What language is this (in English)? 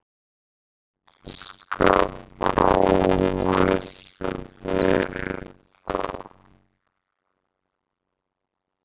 Icelandic